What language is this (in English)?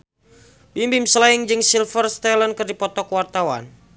Sundanese